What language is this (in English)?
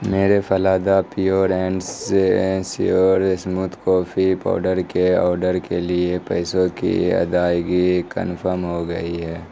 Urdu